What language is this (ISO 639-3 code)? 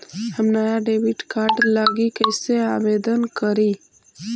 mag